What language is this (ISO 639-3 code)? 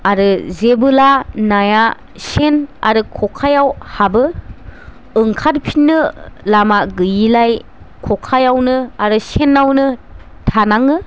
brx